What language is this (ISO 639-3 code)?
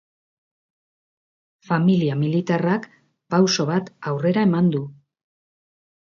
eus